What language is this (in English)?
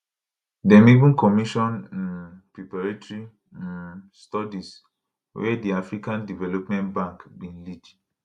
Nigerian Pidgin